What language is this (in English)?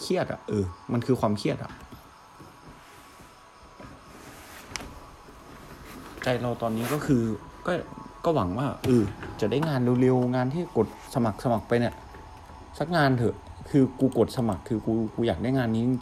Thai